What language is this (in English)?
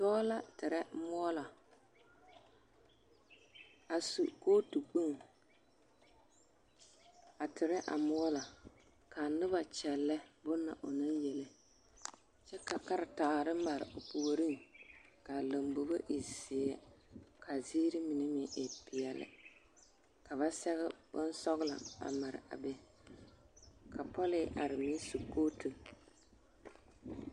Southern Dagaare